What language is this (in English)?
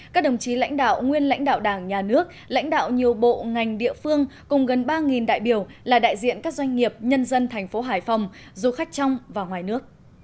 Vietnamese